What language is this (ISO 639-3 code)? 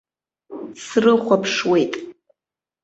abk